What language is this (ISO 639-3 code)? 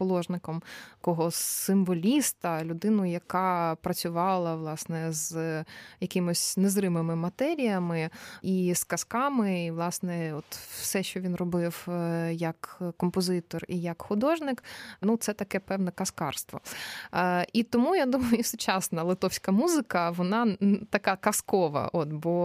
ukr